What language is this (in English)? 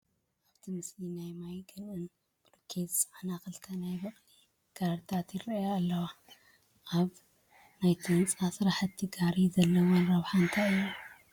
Tigrinya